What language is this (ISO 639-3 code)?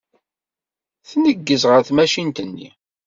kab